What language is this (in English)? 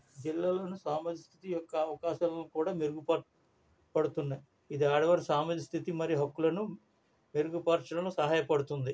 Telugu